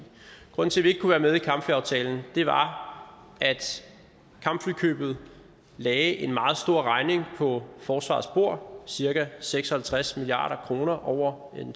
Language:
Danish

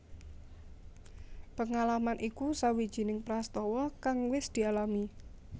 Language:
Javanese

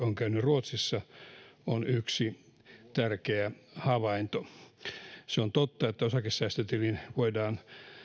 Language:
Finnish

